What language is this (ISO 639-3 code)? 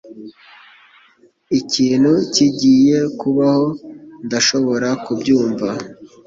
kin